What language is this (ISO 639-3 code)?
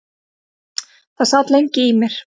isl